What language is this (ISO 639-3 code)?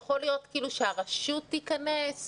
heb